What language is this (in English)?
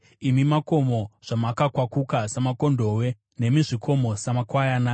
Shona